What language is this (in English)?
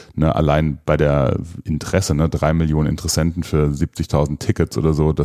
German